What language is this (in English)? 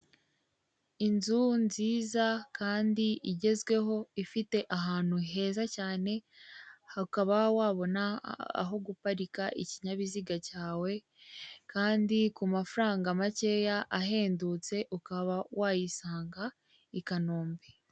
Kinyarwanda